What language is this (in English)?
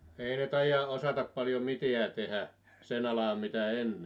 Finnish